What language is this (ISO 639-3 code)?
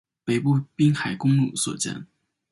zho